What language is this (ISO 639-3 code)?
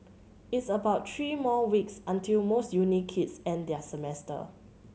eng